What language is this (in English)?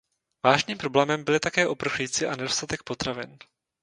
Czech